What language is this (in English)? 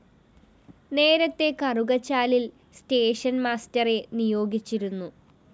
Malayalam